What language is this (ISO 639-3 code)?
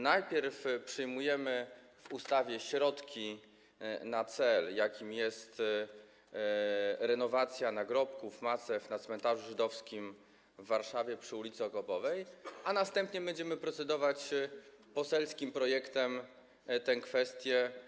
pol